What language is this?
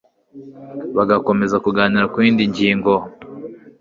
Kinyarwanda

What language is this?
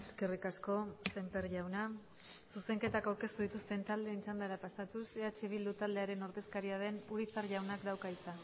Basque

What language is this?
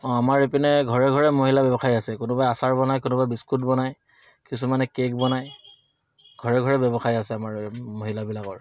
Assamese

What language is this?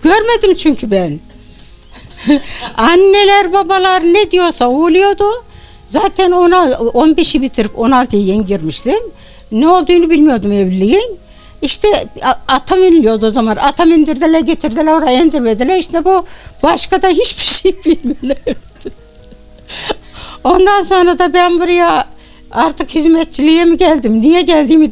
Turkish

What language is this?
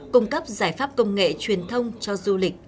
Vietnamese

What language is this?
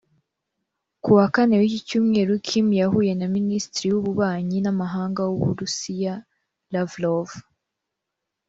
Kinyarwanda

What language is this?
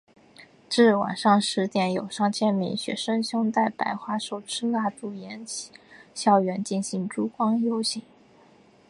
Chinese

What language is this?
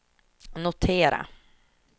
Swedish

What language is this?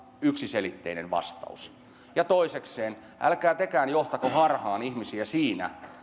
Finnish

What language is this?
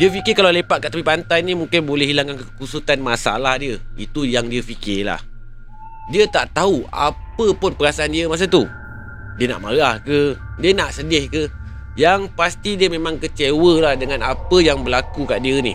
Malay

